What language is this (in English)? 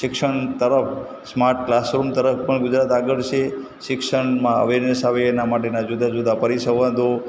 Gujarati